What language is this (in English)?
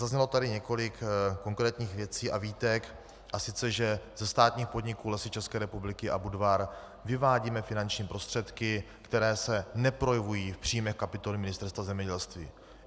Czech